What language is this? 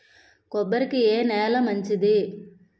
Telugu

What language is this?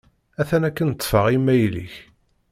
Kabyle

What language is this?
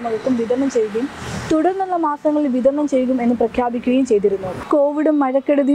Romanian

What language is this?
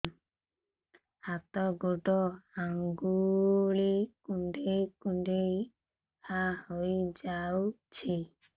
Odia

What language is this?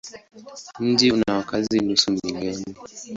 Swahili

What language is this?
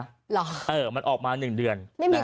Thai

